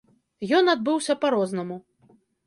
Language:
Belarusian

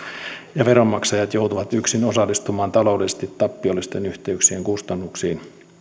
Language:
Finnish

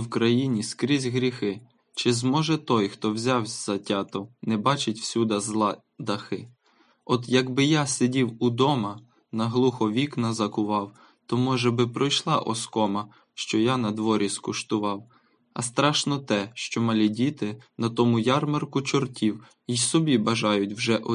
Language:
Ukrainian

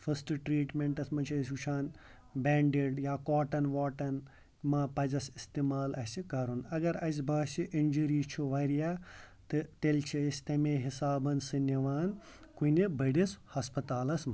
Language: Kashmiri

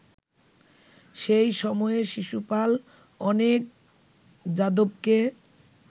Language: Bangla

